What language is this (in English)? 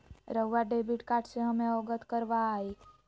Magahi